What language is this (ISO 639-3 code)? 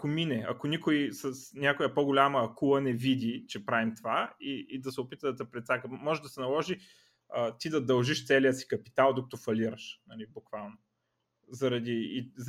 bul